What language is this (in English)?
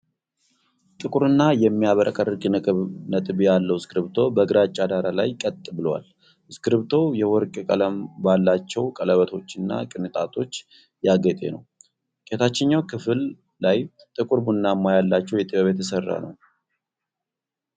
Amharic